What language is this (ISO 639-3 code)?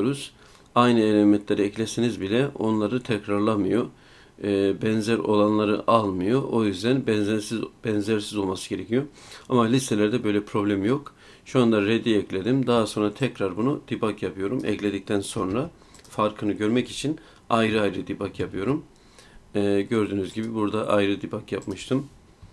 tur